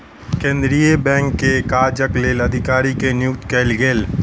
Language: Maithili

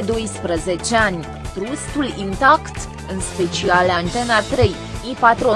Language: Romanian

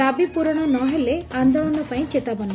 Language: Odia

